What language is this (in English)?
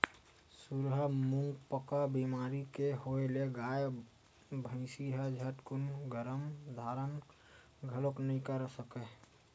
Chhattisgarhi